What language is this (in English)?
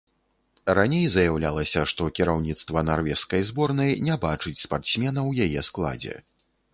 Belarusian